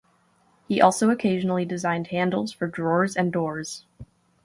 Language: English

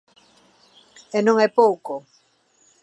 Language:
Galician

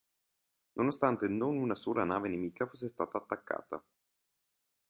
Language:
Italian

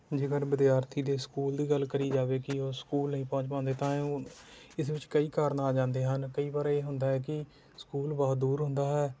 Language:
Punjabi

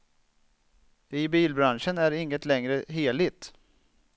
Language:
Swedish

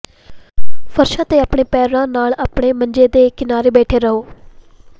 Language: Punjabi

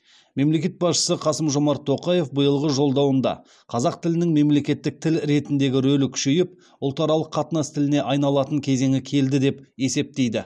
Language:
Kazakh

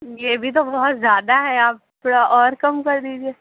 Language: Urdu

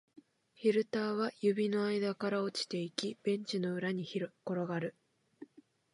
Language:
Japanese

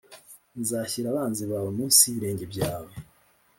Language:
Kinyarwanda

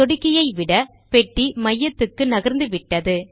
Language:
Tamil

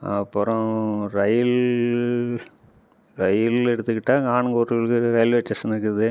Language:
Tamil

